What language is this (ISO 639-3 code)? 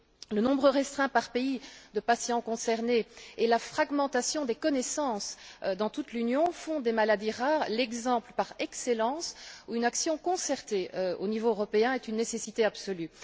fra